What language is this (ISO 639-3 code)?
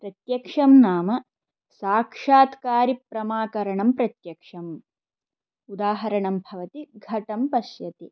san